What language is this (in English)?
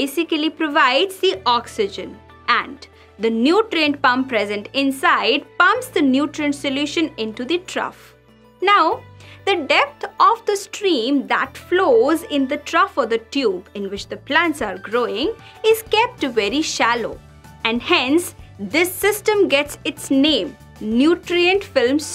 English